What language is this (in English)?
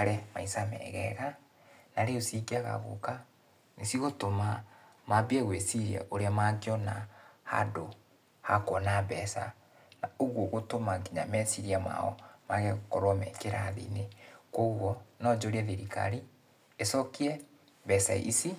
Kikuyu